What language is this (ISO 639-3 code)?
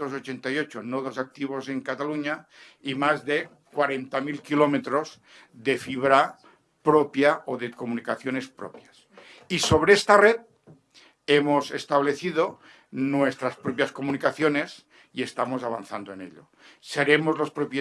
spa